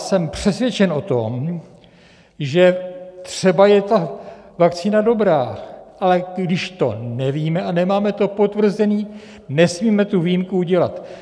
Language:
Czech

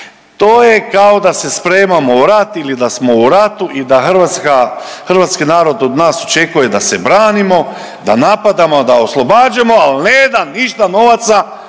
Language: Croatian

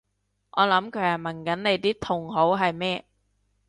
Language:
Cantonese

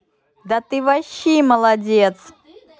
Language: Russian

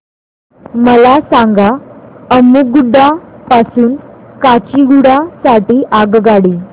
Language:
Marathi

